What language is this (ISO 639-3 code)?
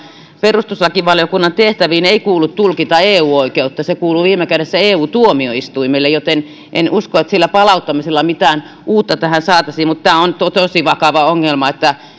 fin